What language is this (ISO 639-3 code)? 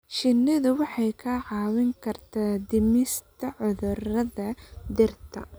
som